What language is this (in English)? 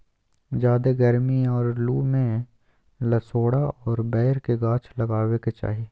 Magahi